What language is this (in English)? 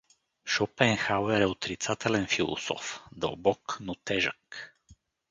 Bulgarian